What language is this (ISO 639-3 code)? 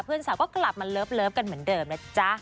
tha